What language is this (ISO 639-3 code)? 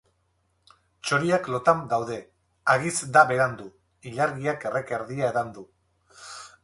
eus